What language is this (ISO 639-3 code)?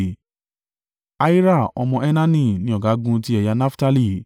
yor